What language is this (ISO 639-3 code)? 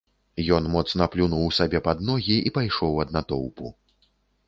bel